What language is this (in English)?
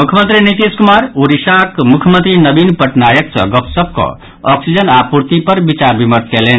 Maithili